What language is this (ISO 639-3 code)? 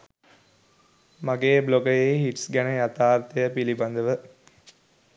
sin